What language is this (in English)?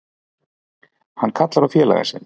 Icelandic